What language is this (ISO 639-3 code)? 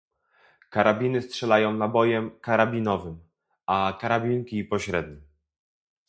pol